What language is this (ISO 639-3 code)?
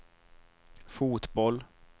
swe